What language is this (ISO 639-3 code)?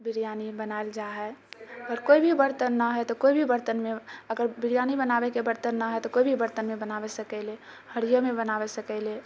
mai